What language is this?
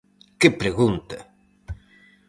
Galician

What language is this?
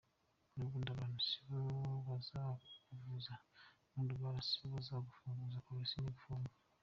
Kinyarwanda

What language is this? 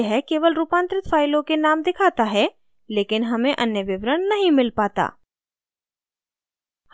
Hindi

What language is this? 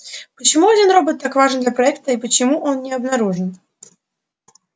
Russian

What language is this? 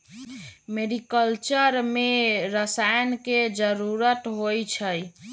Magahi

